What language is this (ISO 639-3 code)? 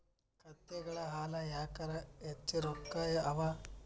kan